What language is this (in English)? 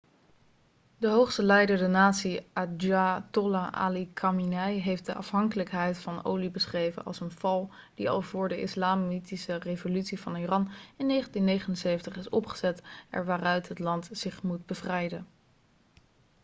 Dutch